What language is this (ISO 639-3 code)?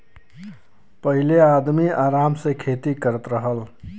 bho